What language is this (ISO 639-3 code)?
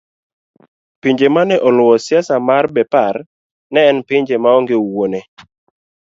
luo